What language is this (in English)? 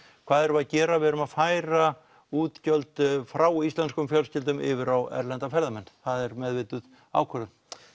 Icelandic